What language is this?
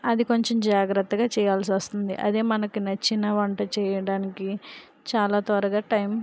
Telugu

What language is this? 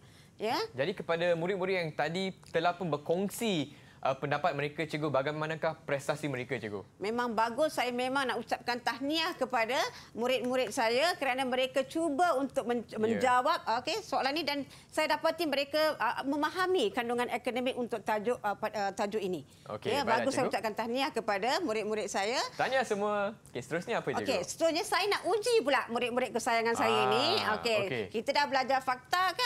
Malay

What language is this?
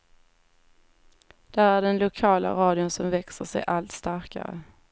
Swedish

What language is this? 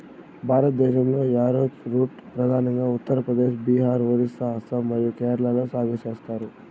Telugu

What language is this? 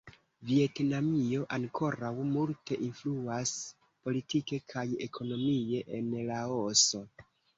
Esperanto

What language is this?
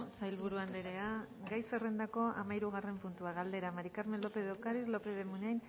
Basque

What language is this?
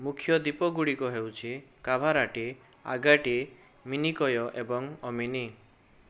Odia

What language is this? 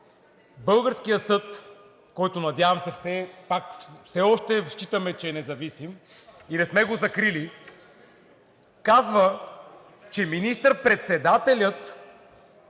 Bulgarian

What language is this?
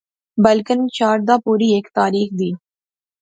Pahari-Potwari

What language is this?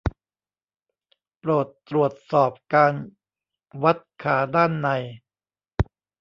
Thai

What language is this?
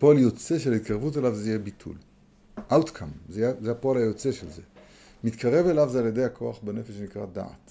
Hebrew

